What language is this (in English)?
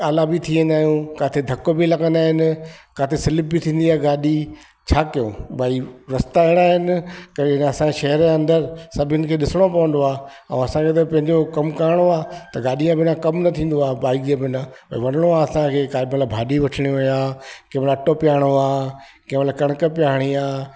Sindhi